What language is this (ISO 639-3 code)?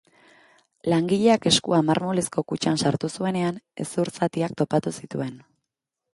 eus